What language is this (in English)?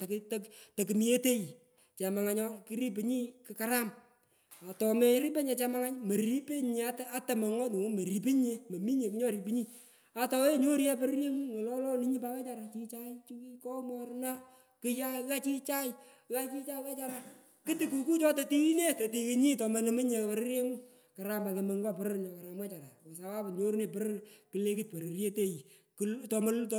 Pökoot